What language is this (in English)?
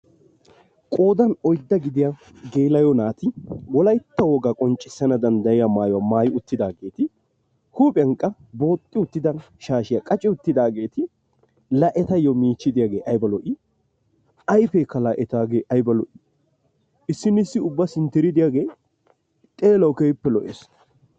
Wolaytta